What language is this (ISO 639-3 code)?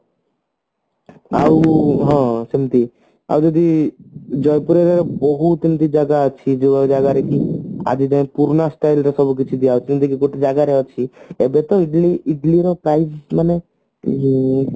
ori